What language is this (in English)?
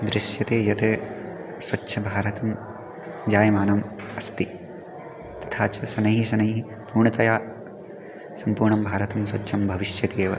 Sanskrit